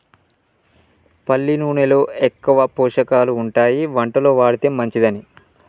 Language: Telugu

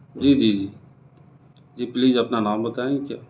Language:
Urdu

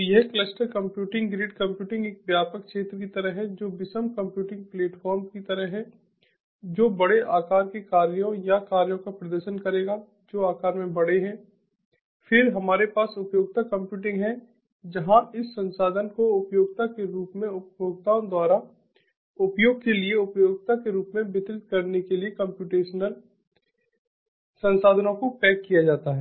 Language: Hindi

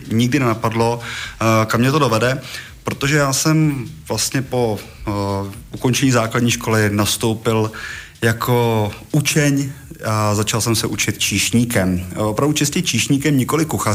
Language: Czech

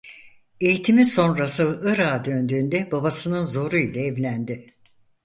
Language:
Turkish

